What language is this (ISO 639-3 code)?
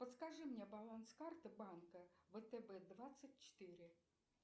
rus